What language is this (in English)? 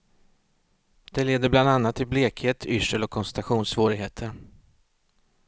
Swedish